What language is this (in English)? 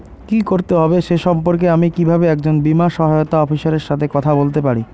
Bangla